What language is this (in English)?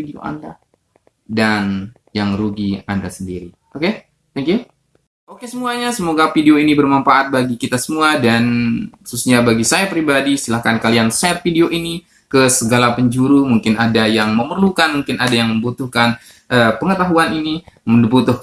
Indonesian